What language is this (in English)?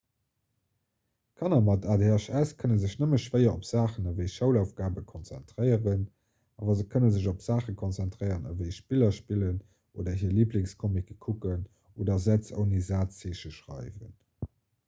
Luxembourgish